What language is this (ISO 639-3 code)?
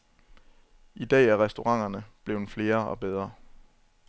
dan